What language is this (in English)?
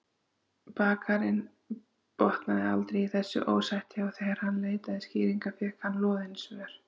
Icelandic